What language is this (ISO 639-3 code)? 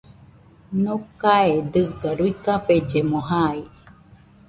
hux